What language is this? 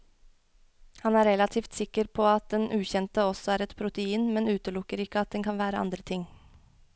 Norwegian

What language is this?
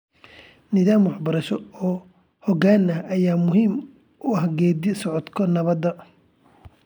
Somali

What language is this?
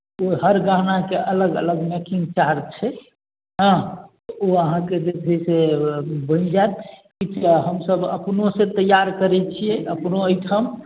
Maithili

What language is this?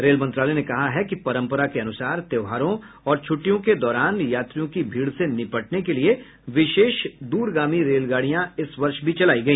Hindi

